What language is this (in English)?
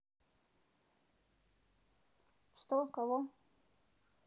Russian